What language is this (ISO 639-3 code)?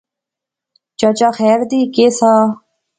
phr